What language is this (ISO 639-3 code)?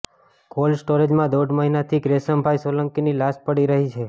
guj